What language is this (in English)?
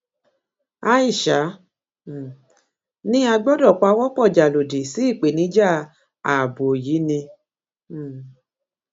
Yoruba